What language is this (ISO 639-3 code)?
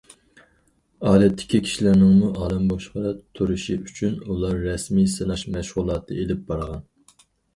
uig